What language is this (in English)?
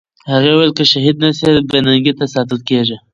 Pashto